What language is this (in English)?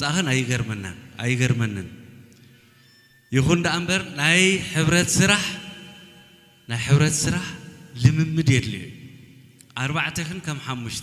Arabic